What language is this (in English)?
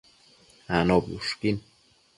Matsés